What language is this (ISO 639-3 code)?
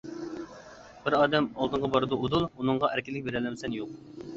uig